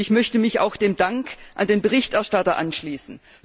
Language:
German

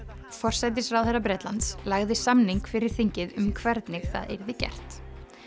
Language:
Icelandic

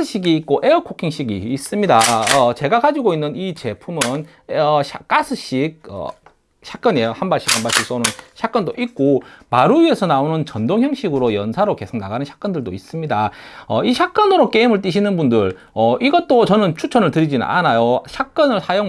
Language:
Korean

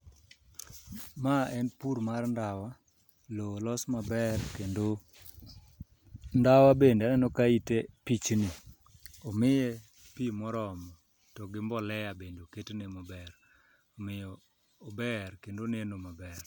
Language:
Luo (Kenya and Tanzania)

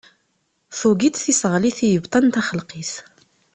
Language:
Kabyle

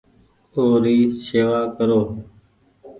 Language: Goaria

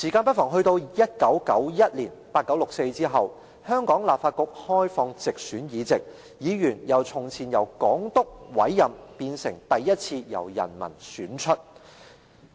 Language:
Cantonese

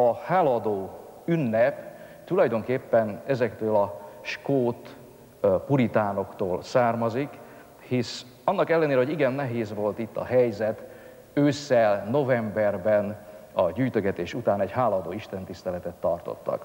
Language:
Hungarian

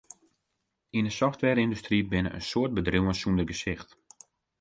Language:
Western Frisian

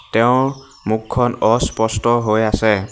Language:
Assamese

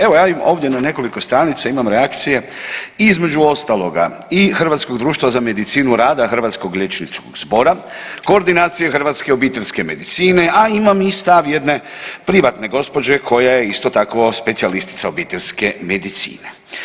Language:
Croatian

